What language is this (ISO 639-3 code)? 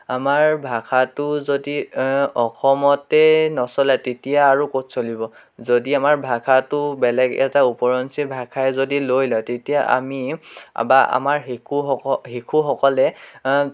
asm